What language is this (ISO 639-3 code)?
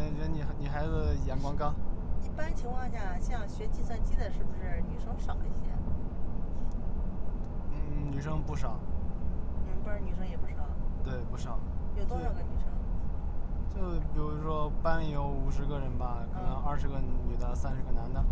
zho